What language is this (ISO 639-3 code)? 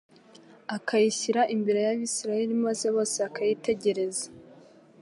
kin